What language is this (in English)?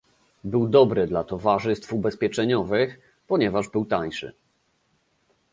Polish